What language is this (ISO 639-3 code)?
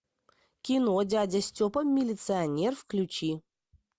rus